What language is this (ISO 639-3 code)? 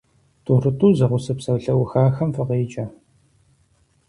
kbd